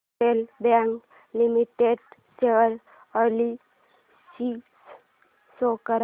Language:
Marathi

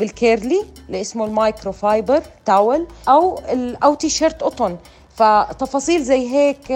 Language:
Arabic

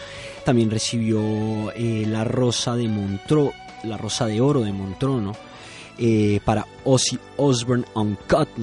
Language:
Spanish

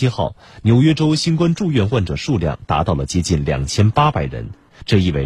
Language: Chinese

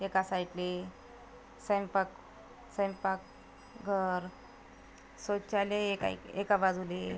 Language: Marathi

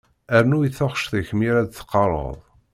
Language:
Kabyle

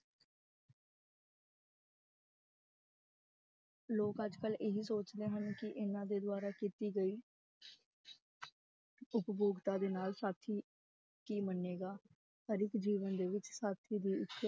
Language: Punjabi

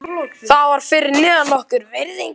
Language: Icelandic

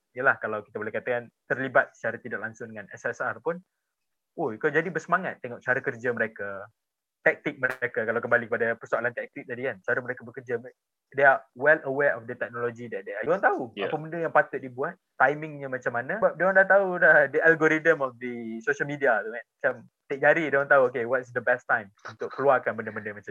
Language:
Malay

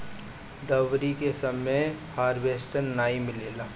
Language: Bhojpuri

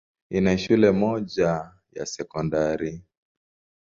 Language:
Swahili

